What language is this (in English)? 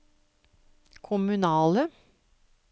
Norwegian